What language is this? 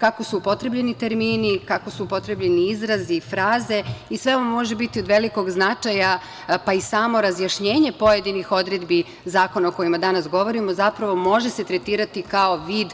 Serbian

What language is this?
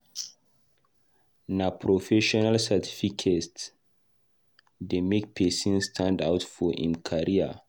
Nigerian Pidgin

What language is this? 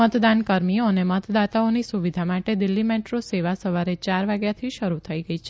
Gujarati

